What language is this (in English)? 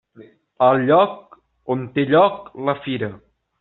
Catalan